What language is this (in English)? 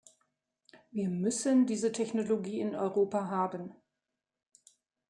German